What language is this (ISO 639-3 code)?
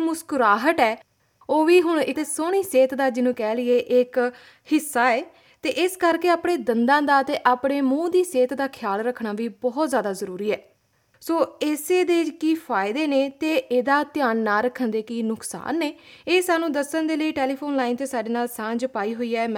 pan